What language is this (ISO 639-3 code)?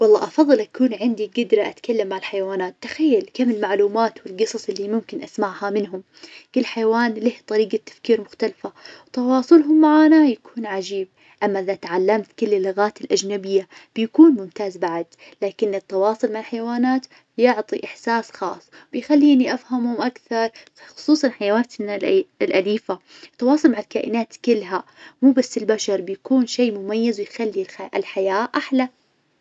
ars